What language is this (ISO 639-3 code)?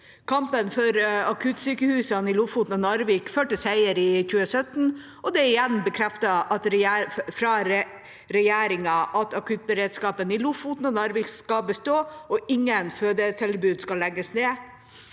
nor